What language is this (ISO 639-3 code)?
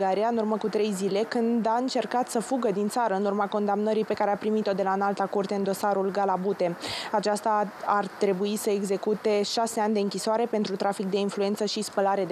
ron